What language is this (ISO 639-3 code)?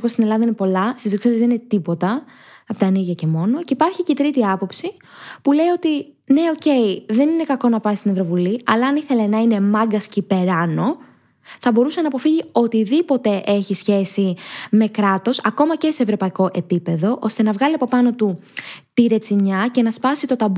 ell